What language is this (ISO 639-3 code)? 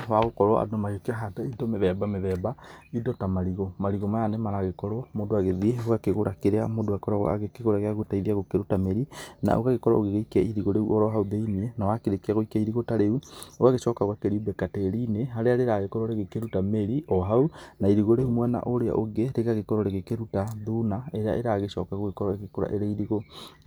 kik